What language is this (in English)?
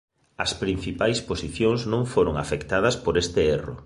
Galician